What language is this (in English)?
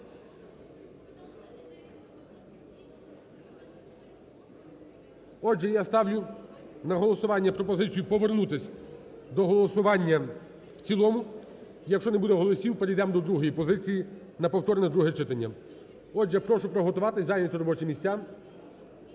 Ukrainian